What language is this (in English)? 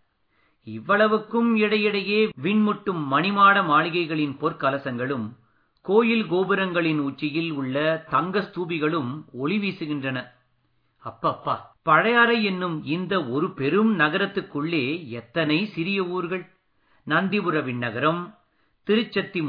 Tamil